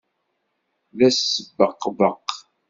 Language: Kabyle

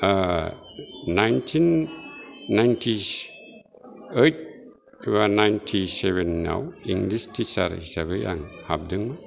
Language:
Bodo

